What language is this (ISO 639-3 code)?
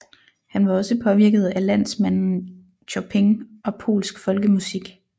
dan